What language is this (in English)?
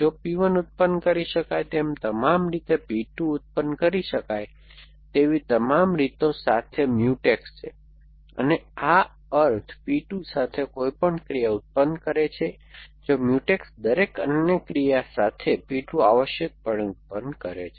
Gujarati